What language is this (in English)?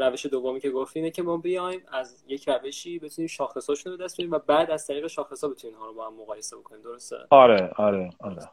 Persian